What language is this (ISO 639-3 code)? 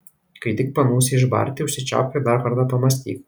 lit